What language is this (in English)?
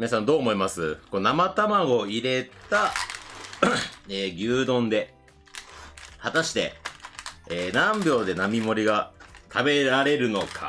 Japanese